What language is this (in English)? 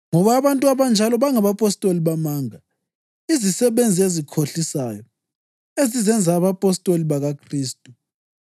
North Ndebele